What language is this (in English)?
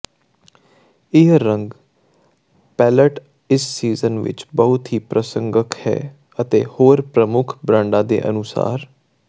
Punjabi